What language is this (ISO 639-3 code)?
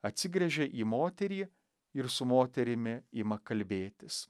lit